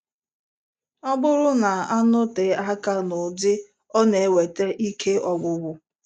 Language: Igbo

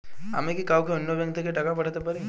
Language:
Bangla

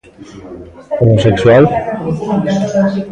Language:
Galician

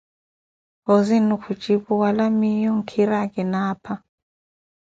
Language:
Koti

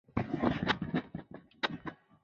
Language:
Chinese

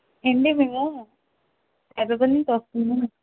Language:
Telugu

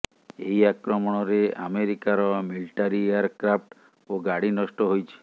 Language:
Odia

